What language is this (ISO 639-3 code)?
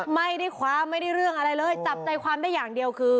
tha